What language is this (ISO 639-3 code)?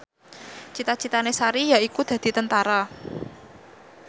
jav